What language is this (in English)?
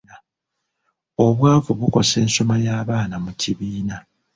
Ganda